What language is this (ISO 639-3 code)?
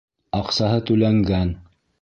bak